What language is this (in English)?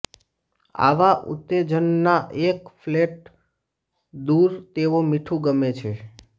Gujarati